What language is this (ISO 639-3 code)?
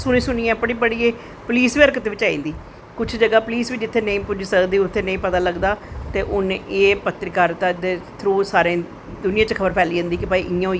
doi